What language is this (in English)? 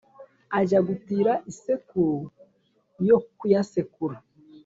Kinyarwanda